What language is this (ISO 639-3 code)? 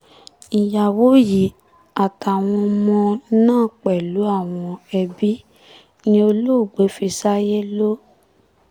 yor